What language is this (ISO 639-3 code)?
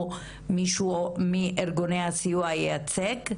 heb